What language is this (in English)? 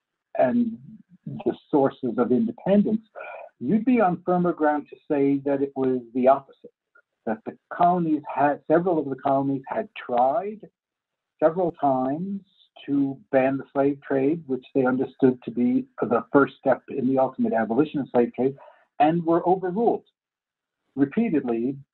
English